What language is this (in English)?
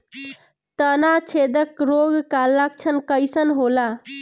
Bhojpuri